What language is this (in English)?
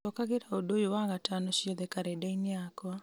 Kikuyu